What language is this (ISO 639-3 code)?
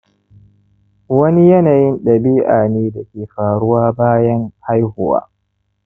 hau